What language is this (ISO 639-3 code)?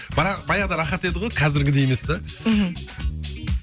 kaz